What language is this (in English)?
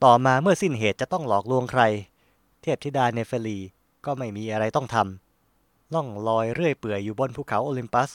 Thai